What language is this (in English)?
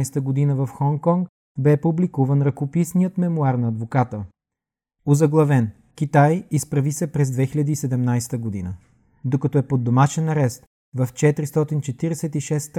Bulgarian